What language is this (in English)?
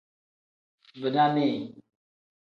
Tem